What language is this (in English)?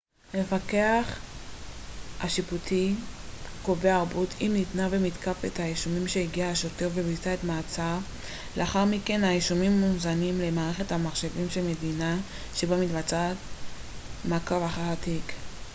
Hebrew